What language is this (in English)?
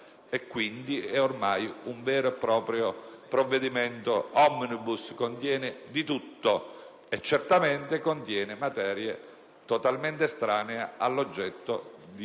Italian